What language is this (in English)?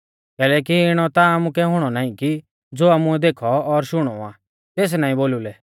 Mahasu Pahari